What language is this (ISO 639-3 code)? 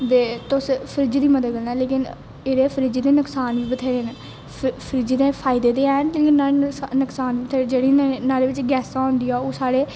doi